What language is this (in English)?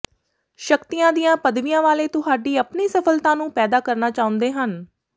Punjabi